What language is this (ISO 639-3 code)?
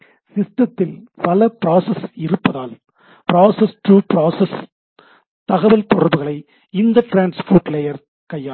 tam